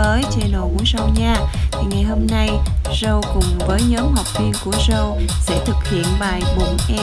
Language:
Vietnamese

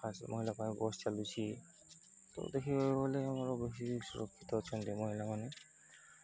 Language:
Odia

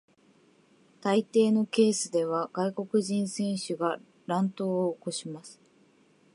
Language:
Japanese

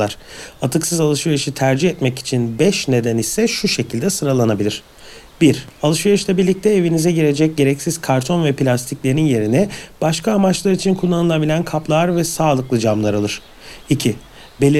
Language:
Turkish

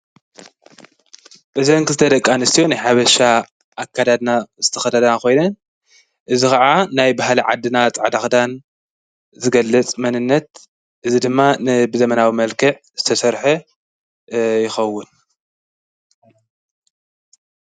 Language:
Tigrinya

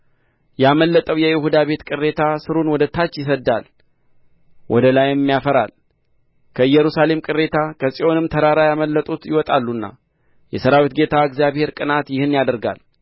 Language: Amharic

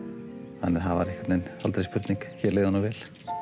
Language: Icelandic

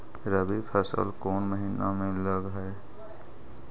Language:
Magahi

